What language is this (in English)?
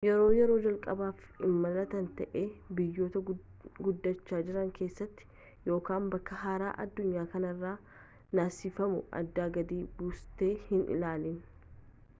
Oromo